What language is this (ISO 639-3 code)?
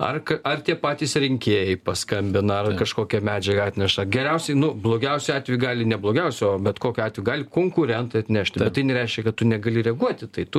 lit